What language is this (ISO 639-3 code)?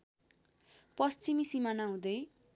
nep